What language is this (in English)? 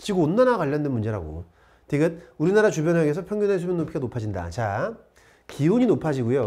Korean